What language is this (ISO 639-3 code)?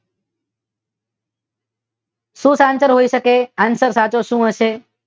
guj